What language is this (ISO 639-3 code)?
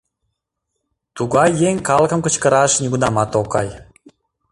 chm